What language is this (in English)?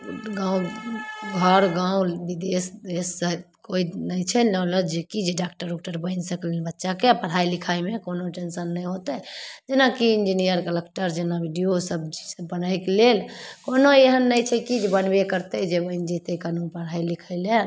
Maithili